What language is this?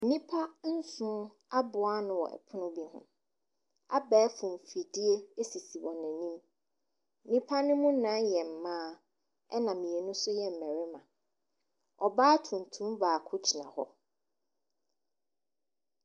Akan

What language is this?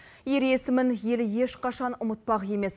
Kazakh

